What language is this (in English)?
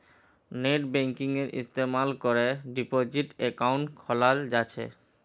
Magahi